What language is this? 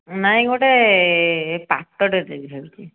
Odia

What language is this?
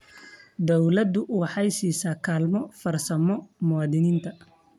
Somali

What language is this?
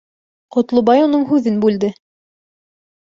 Bashkir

